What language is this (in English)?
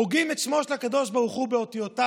Hebrew